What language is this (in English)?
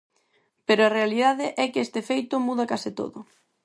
Galician